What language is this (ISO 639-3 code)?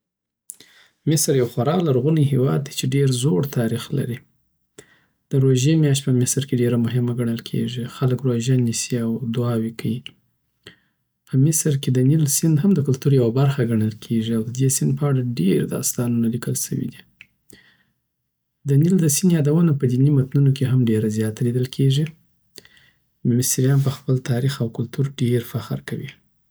pbt